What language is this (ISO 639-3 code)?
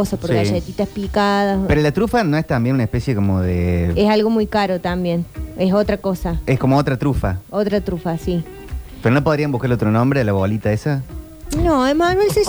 spa